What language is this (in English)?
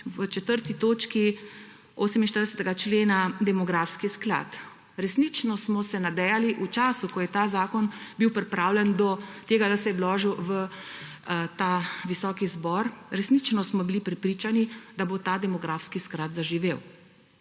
Slovenian